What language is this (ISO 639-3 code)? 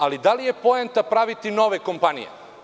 srp